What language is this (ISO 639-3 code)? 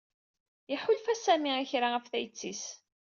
kab